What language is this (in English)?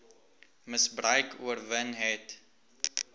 Afrikaans